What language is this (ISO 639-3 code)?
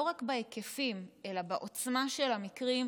heb